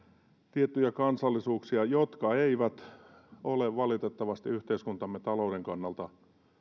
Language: Finnish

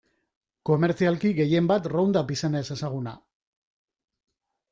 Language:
Basque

